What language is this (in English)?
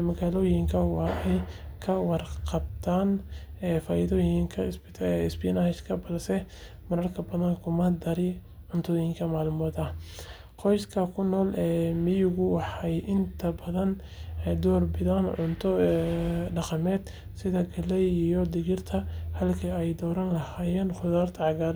Somali